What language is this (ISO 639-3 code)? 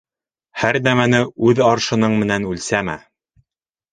bak